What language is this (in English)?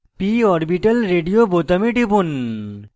Bangla